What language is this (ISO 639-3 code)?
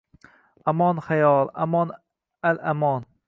uzb